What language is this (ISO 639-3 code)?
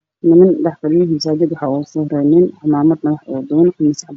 som